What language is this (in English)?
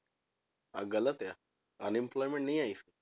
Punjabi